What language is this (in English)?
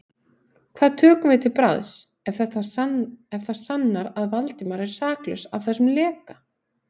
Icelandic